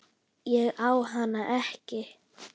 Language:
Icelandic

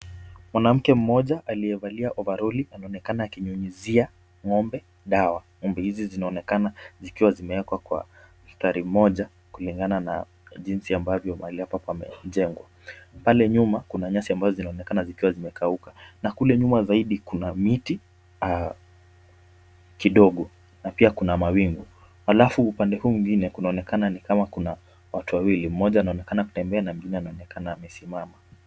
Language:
Swahili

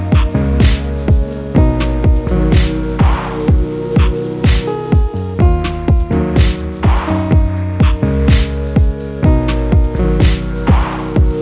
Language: Indonesian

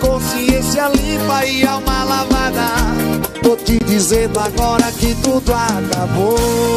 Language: Portuguese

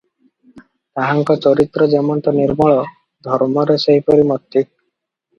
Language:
Odia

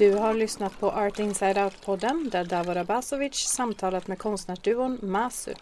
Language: Swedish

